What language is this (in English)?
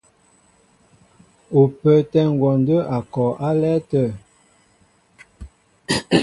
Mbo (Cameroon)